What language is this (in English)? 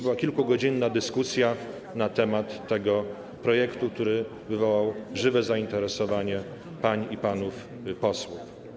Polish